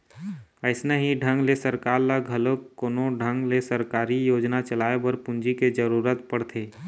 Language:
Chhattisgarhi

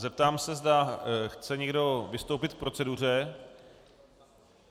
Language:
Czech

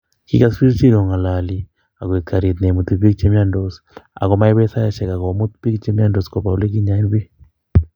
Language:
Kalenjin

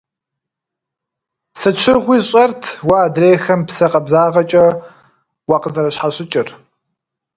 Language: Kabardian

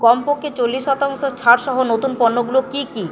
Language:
Bangla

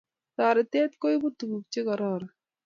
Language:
Kalenjin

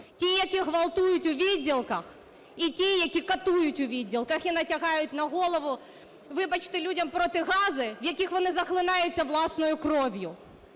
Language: Ukrainian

